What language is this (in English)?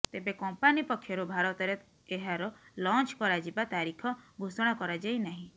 Odia